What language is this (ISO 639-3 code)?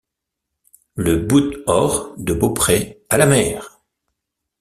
fra